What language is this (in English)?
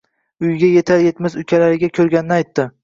Uzbek